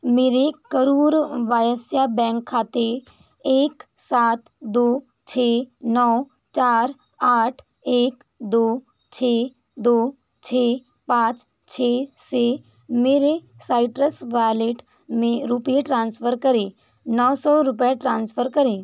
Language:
Hindi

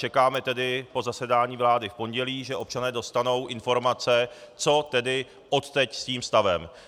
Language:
Czech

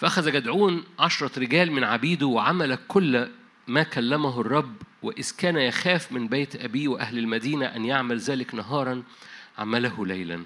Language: Arabic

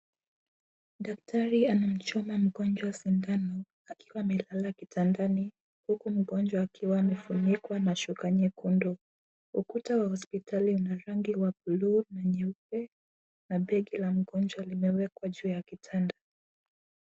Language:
Swahili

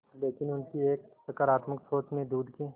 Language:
Hindi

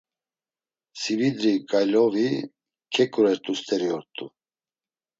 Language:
Laz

